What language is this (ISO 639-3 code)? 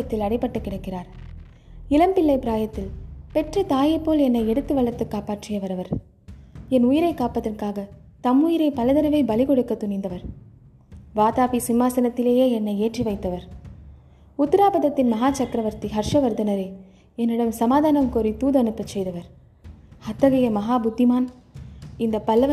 tam